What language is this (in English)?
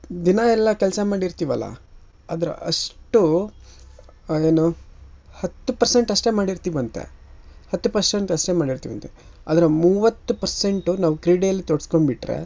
Kannada